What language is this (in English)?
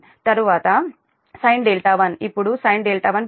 Telugu